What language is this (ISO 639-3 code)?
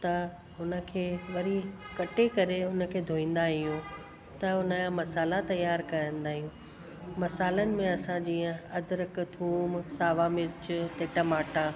snd